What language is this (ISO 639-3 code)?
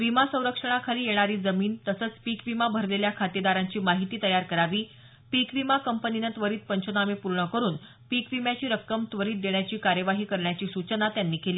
mar